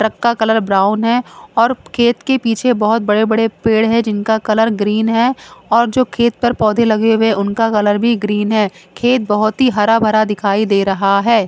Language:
Hindi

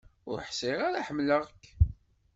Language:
Kabyle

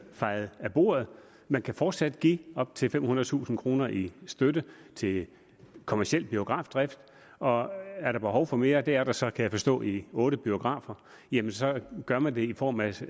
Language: Danish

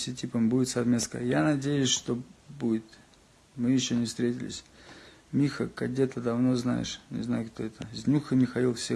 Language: Russian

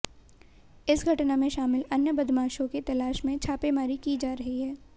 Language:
Hindi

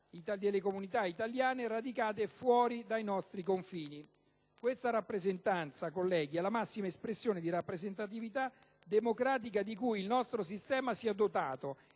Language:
Italian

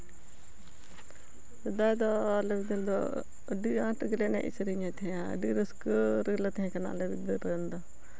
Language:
Santali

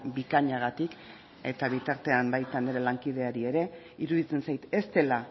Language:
Basque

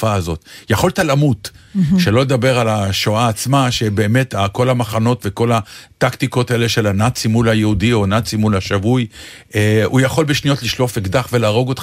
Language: Hebrew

